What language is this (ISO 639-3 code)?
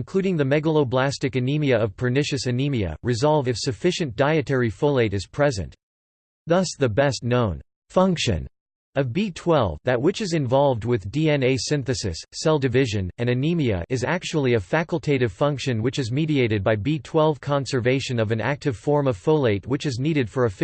eng